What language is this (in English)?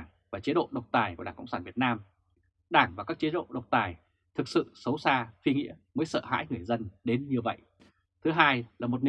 Vietnamese